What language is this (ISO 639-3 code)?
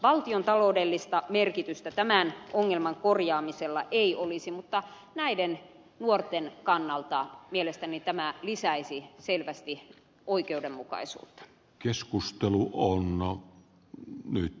fin